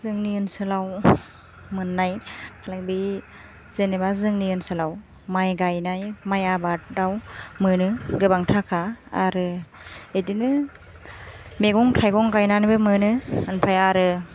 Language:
Bodo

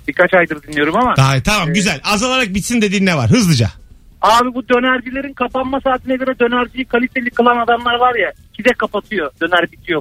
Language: Turkish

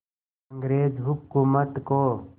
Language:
Hindi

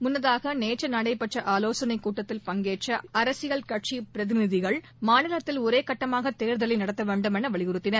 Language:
Tamil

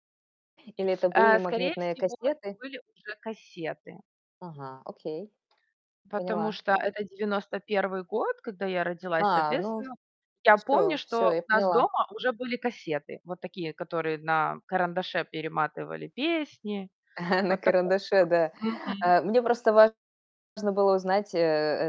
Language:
Russian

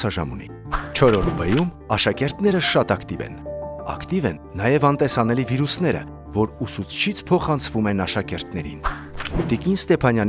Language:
Turkish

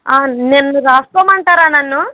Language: Telugu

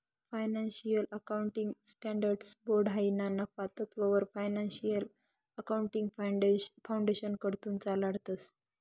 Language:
Marathi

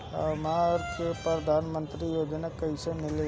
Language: Bhojpuri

